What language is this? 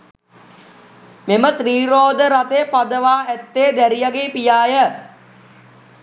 Sinhala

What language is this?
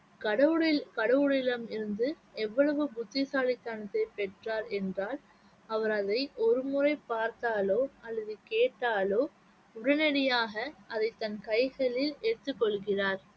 Tamil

